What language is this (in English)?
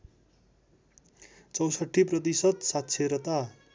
Nepali